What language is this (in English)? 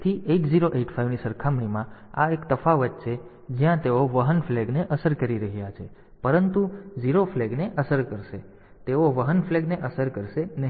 Gujarati